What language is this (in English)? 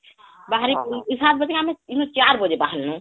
Odia